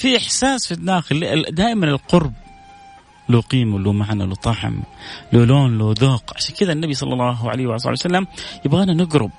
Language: Arabic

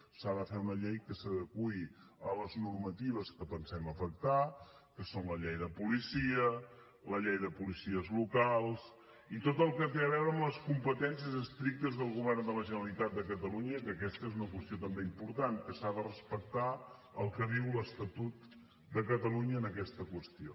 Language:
Catalan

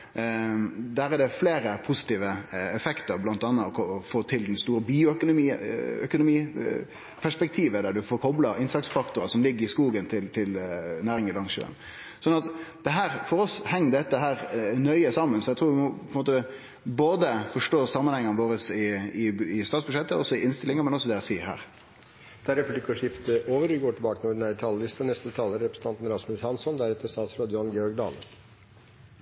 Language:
Norwegian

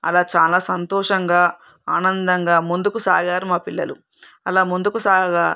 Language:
Telugu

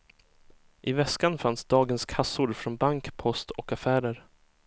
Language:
Swedish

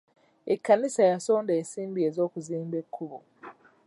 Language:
Ganda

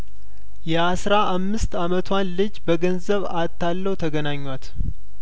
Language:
Amharic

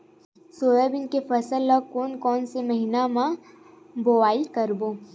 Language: Chhattisgarhi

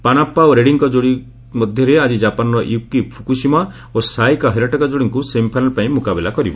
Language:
Odia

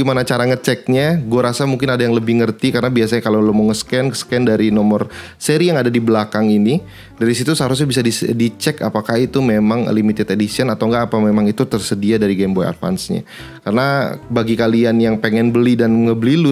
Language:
Indonesian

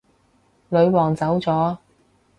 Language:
Cantonese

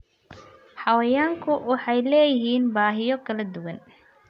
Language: Somali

